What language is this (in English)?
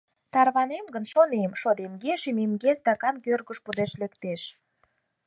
Mari